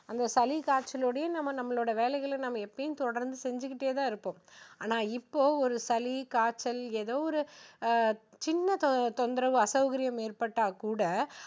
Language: Tamil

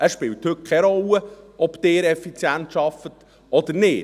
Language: Swiss German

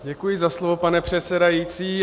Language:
Czech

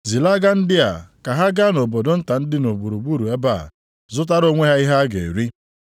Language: Igbo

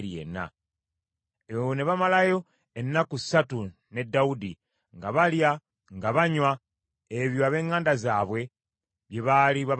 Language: Ganda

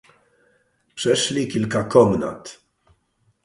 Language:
Polish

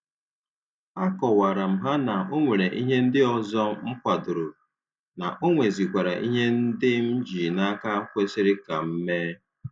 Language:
Igbo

